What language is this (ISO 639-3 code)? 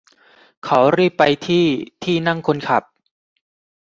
tha